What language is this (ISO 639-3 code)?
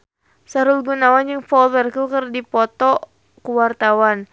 sun